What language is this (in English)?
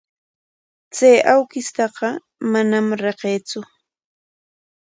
Corongo Ancash Quechua